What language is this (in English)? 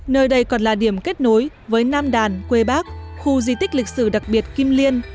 Vietnamese